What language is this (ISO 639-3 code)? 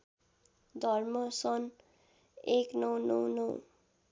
nep